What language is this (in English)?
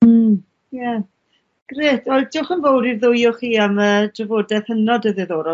Welsh